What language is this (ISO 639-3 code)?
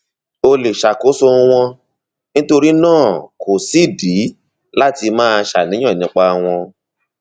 yor